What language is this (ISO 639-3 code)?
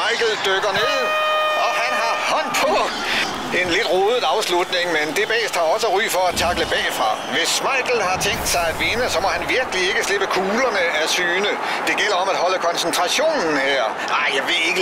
dan